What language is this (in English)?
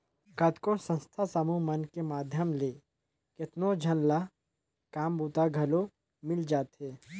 Chhattisgarhi